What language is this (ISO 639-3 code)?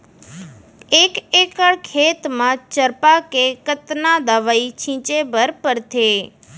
hne